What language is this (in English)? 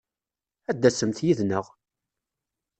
Kabyle